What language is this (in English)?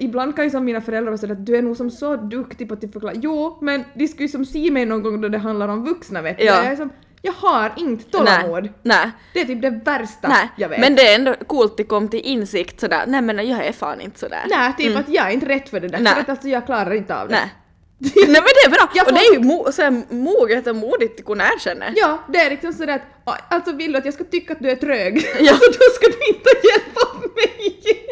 Swedish